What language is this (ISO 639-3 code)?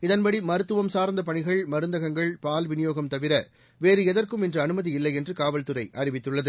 tam